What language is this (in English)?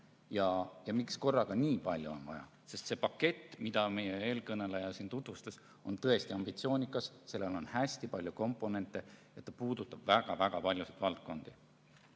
Estonian